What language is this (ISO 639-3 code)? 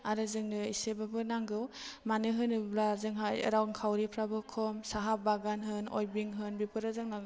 brx